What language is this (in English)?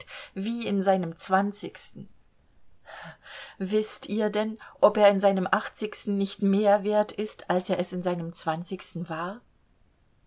German